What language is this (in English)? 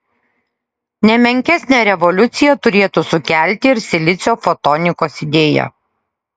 Lithuanian